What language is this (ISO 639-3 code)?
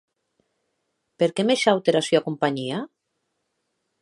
oci